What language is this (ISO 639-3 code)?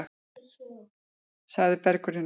isl